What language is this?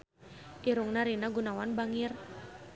Sundanese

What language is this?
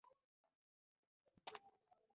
Pashto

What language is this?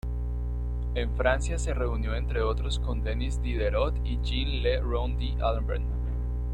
Spanish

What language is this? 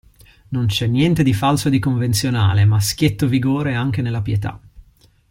Italian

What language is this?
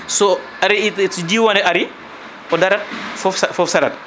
Fula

